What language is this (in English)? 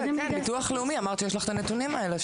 Hebrew